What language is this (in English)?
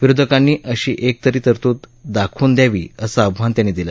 Marathi